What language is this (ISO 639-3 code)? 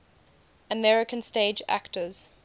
eng